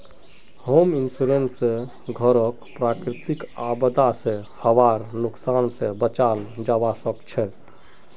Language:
Magahi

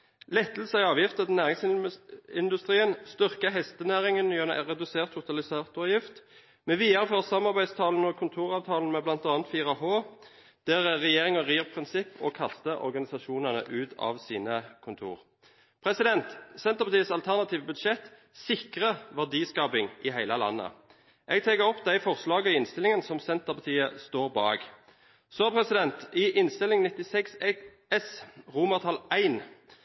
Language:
Norwegian Bokmål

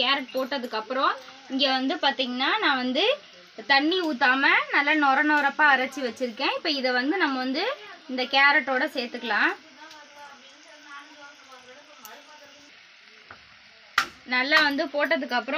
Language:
Arabic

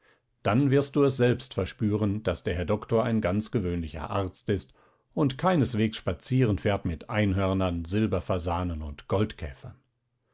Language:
German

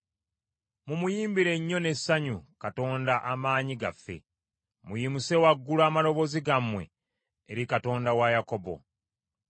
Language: Ganda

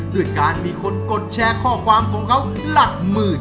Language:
Thai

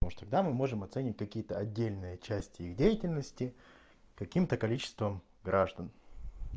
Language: Russian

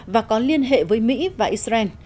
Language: Vietnamese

